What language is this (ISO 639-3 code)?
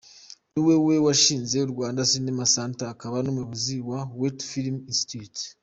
kin